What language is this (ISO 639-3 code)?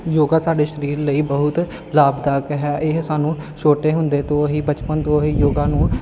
pan